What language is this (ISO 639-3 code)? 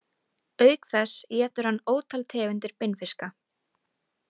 isl